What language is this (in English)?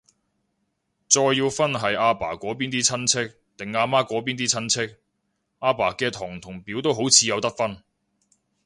Cantonese